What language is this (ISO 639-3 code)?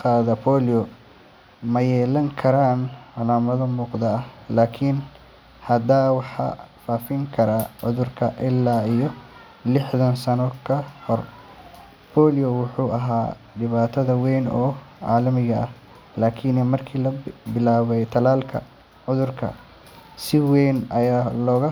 som